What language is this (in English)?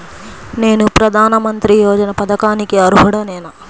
Telugu